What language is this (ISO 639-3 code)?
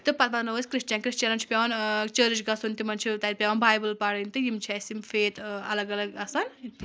kas